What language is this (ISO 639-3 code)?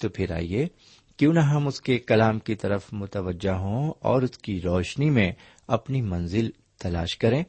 urd